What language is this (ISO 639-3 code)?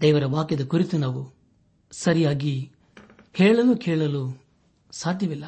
kan